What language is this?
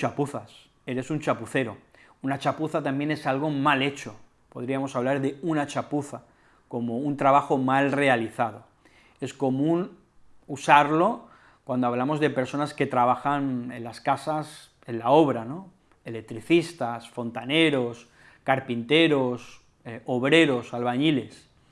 Spanish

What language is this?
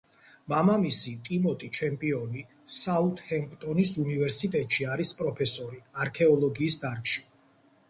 Georgian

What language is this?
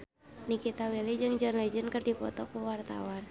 Sundanese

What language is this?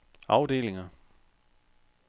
Danish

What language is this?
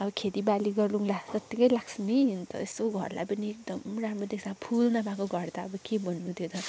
Nepali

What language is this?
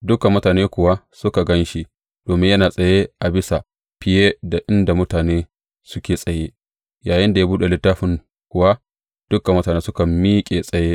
Hausa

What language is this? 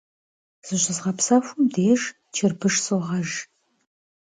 Kabardian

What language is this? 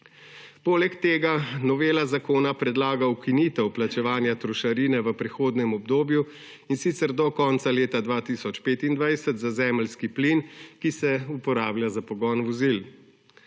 Slovenian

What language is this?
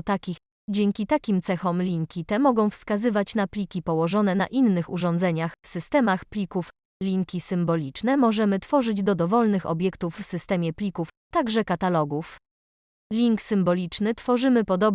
Polish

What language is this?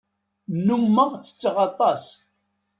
Kabyle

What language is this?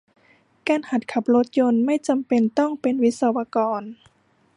Thai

